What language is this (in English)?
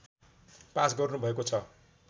Nepali